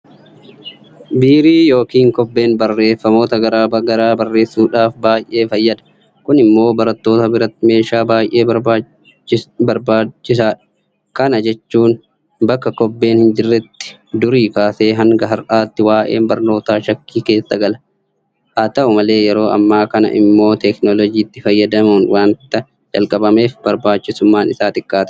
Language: Oromo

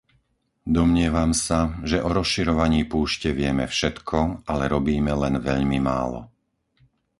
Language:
Slovak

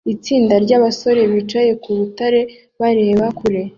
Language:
Kinyarwanda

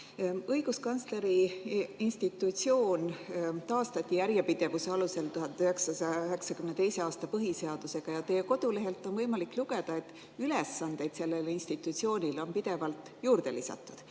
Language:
Estonian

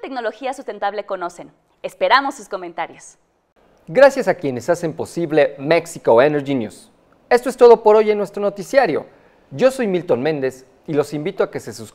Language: Spanish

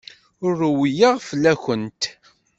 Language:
Kabyle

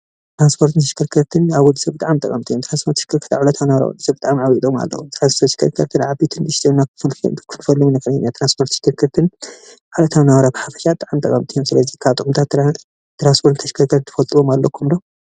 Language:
Tigrinya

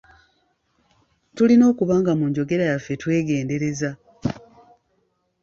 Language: Ganda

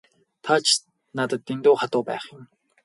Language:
Mongolian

